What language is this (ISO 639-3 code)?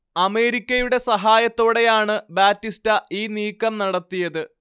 mal